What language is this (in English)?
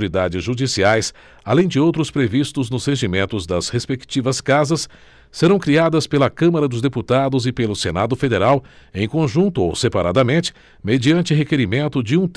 Portuguese